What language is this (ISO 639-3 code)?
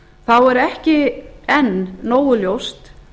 isl